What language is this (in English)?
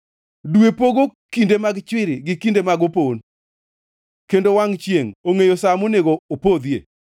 Luo (Kenya and Tanzania)